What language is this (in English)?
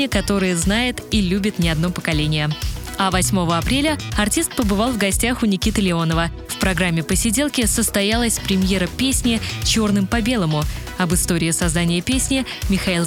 Russian